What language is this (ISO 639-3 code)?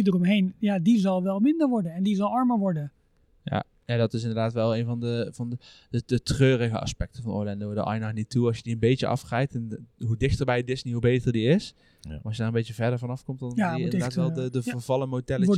nld